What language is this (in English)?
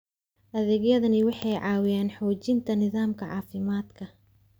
Somali